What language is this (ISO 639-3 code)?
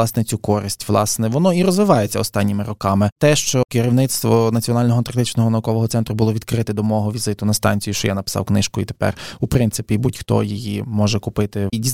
ukr